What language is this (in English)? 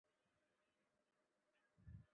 Chinese